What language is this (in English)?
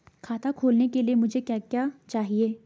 Hindi